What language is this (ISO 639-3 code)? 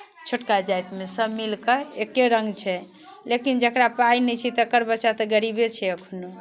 mai